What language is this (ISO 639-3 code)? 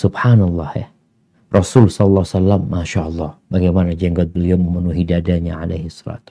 ind